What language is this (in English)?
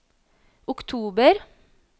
Norwegian